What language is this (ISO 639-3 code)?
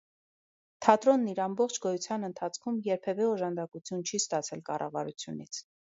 hye